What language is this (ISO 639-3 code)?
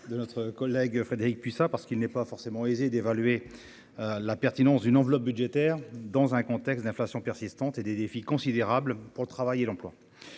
fra